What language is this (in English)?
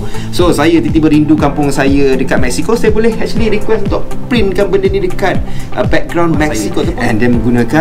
Malay